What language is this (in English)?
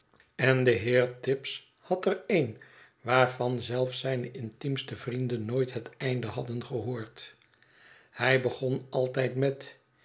Dutch